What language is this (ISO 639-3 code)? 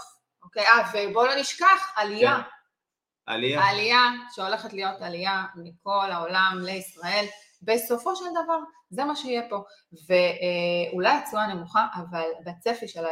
heb